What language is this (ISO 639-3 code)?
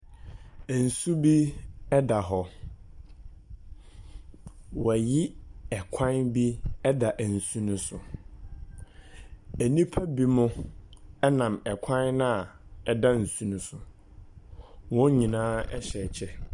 aka